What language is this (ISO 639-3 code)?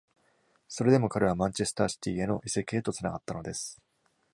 jpn